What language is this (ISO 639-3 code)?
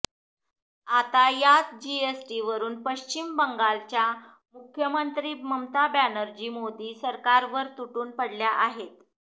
mar